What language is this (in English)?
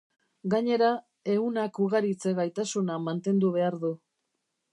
Basque